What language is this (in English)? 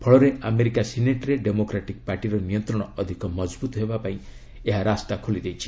Odia